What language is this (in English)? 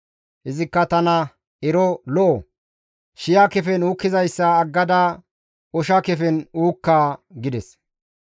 Gamo